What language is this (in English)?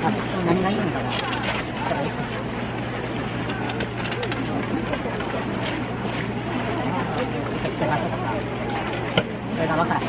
Japanese